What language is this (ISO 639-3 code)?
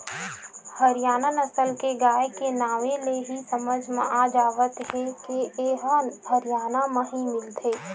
hne